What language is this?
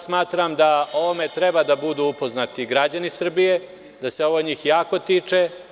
Serbian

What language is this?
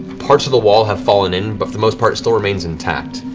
English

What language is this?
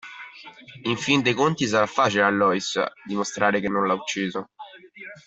Italian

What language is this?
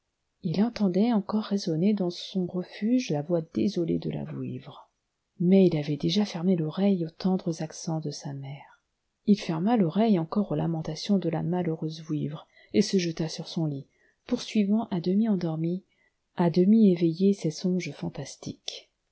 French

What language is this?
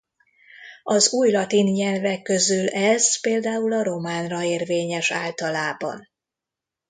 Hungarian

